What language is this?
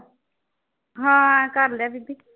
Punjabi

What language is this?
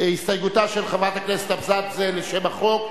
Hebrew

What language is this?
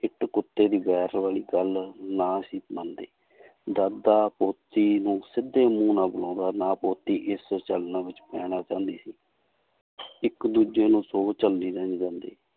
Punjabi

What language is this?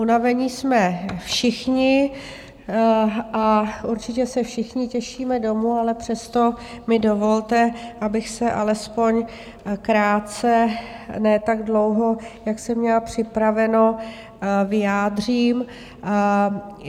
Czech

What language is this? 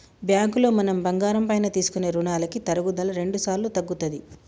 Telugu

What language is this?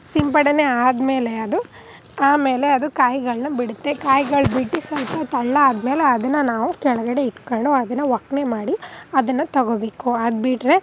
Kannada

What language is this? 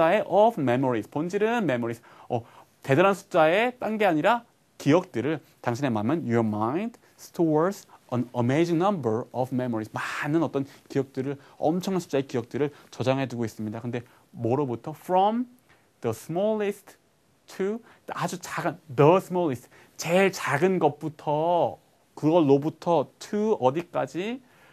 Korean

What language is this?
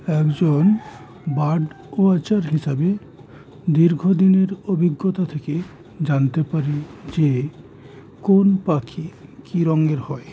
Bangla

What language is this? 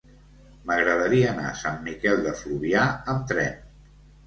Catalan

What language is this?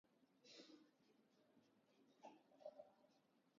Armenian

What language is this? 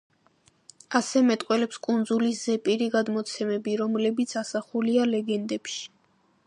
Georgian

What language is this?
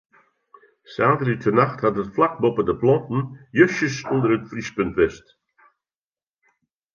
Western Frisian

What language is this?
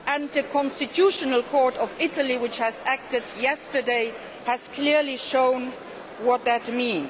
English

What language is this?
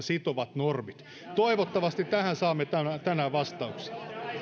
Finnish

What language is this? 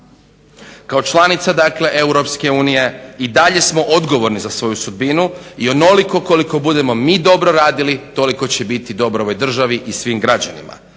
Croatian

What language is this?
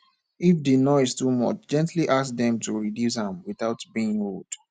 Nigerian Pidgin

